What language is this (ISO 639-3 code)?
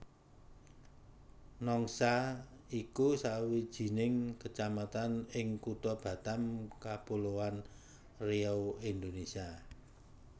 jav